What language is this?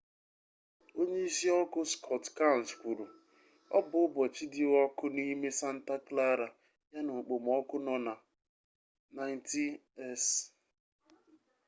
Igbo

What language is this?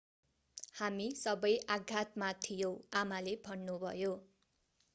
Nepali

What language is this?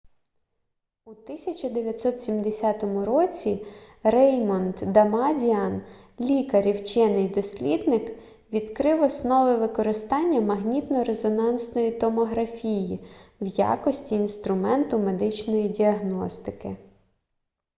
Ukrainian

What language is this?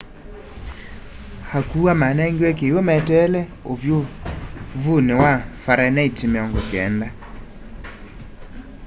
Kamba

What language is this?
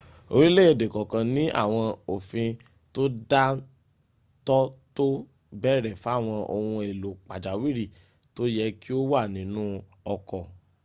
Yoruba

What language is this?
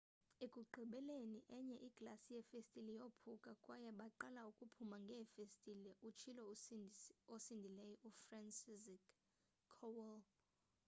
Xhosa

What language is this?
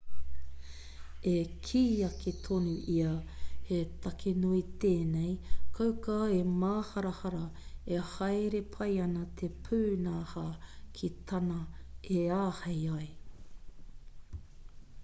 Māori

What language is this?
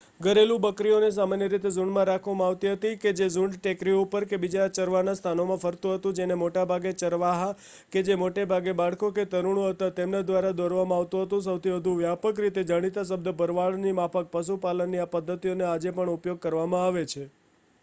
Gujarati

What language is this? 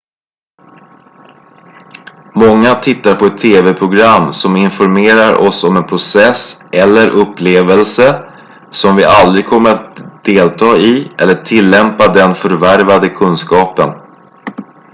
Swedish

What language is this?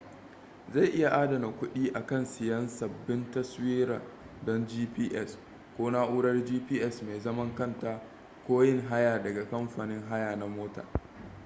Hausa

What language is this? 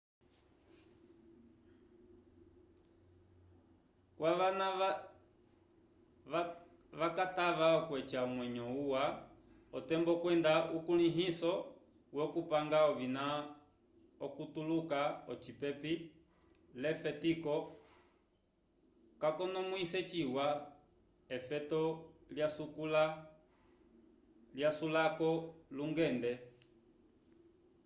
Umbundu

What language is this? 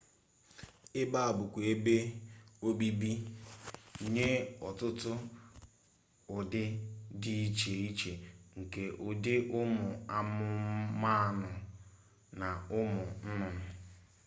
Igbo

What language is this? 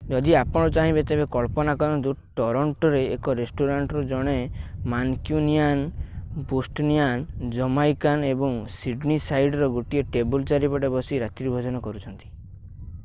Odia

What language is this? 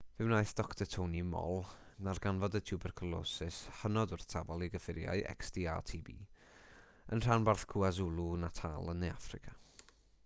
Welsh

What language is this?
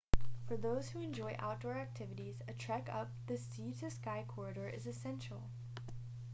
English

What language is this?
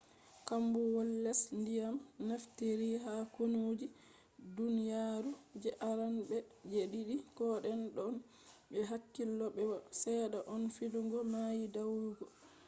Fula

